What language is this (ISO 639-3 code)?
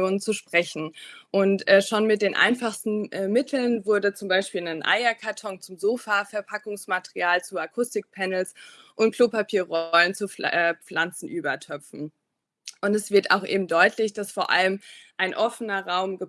deu